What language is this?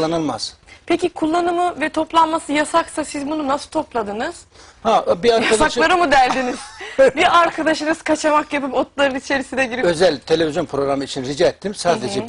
Turkish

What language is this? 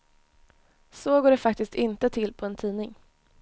Swedish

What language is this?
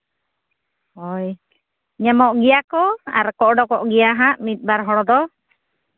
Santali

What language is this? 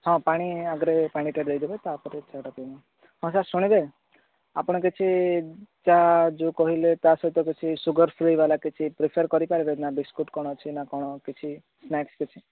Odia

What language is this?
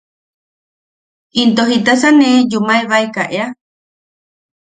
Yaqui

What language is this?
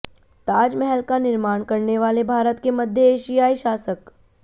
Hindi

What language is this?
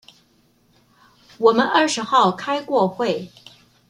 Chinese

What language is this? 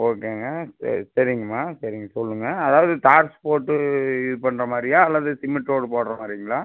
Tamil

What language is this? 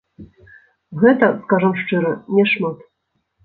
Belarusian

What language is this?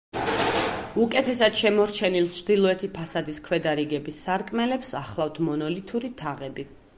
Georgian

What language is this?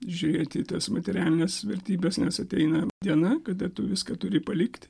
Lithuanian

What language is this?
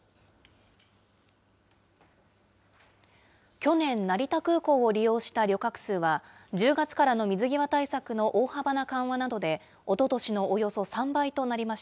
Japanese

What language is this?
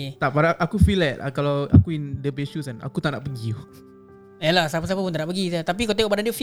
Malay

